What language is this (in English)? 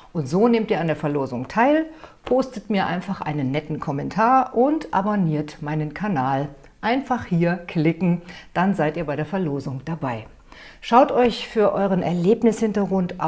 German